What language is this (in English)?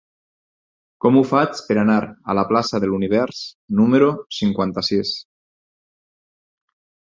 Catalan